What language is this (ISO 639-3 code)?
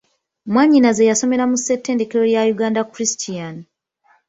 lug